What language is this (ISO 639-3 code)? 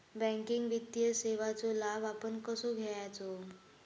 mar